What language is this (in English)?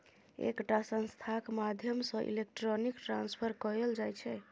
Maithili